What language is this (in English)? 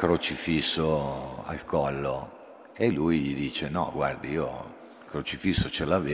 Italian